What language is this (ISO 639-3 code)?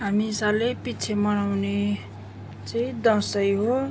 nep